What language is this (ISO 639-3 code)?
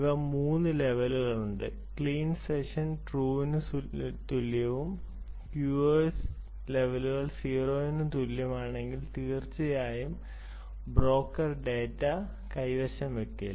mal